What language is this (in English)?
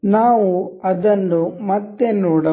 Kannada